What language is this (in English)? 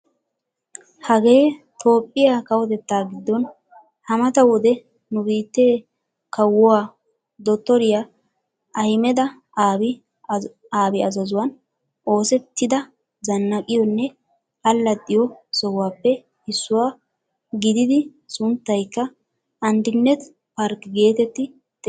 Wolaytta